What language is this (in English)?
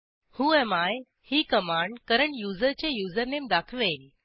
Marathi